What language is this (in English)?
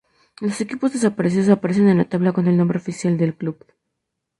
Spanish